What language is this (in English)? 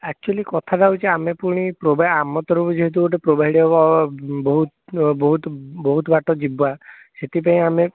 Odia